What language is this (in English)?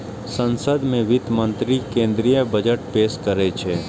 Maithili